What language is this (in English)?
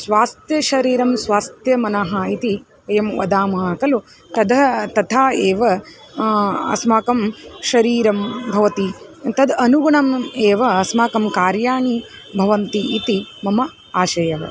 Sanskrit